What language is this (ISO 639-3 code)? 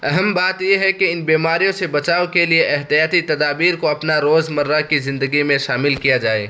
urd